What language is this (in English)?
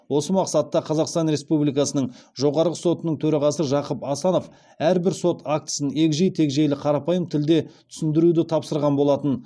Kazakh